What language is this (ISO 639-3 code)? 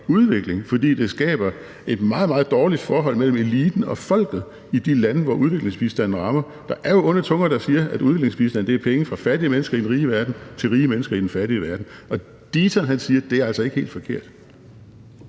dan